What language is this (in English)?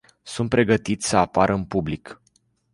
Romanian